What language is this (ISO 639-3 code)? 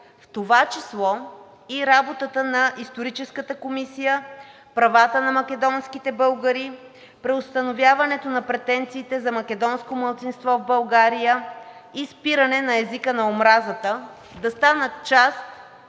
bul